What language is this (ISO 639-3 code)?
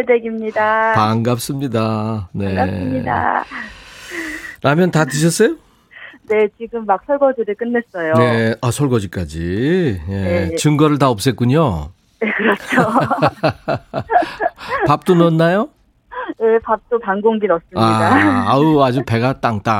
kor